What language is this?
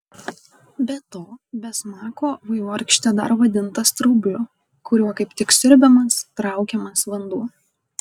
Lithuanian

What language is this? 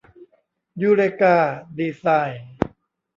Thai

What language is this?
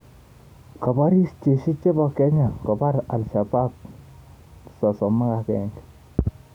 Kalenjin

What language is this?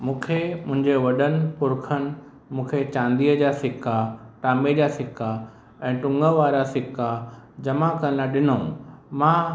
Sindhi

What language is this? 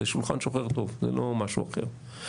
Hebrew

